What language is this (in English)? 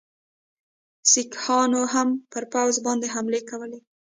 Pashto